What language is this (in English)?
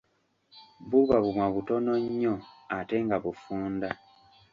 Ganda